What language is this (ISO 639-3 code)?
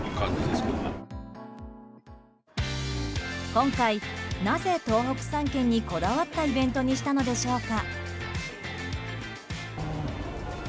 jpn